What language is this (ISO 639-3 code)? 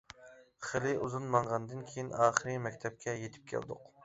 uig